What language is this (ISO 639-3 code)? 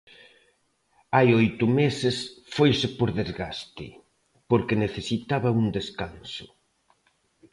glg